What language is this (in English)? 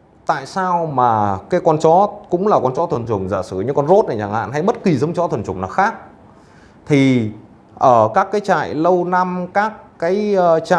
Vietnamese